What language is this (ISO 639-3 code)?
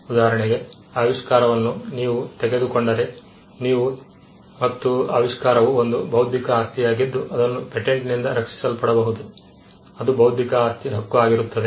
kan